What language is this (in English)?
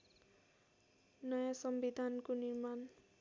Nepali